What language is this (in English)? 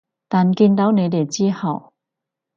Cantonese